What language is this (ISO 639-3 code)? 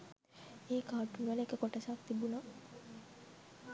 sin